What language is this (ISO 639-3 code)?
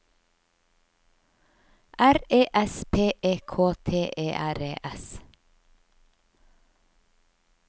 nor